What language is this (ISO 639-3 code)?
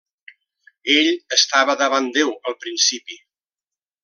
cat